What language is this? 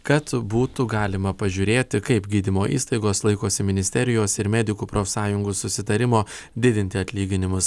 Lithuanian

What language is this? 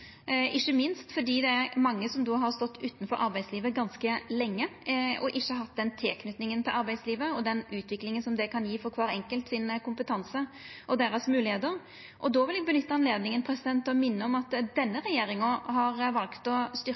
Norwegian Nynorsk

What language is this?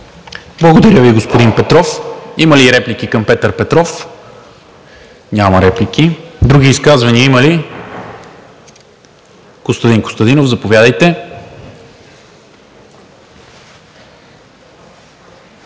Bulgarian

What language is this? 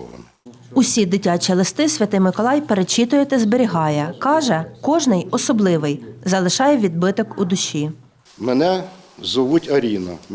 Ukrainian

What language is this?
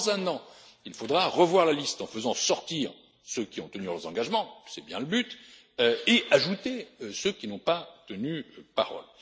French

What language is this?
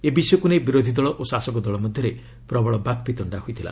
Odia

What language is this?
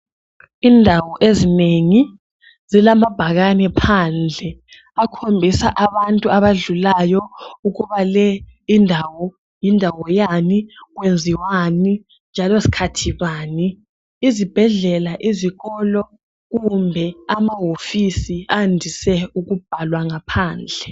North Ndebele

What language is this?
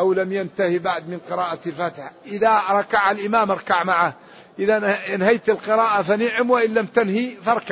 Arabic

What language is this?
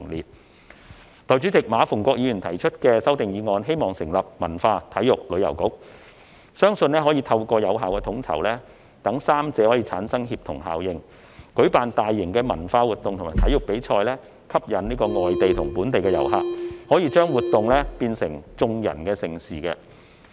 Cantonese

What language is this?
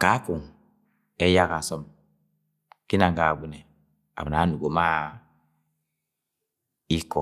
Agwagwune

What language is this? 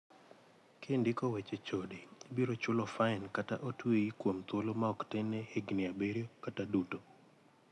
Luo (Kenya and Tanzania)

